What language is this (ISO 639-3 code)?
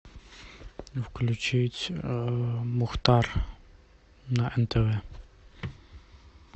rus